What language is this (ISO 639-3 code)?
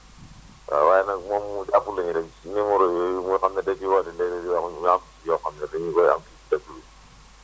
wol